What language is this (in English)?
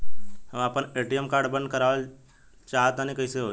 Bhojpuri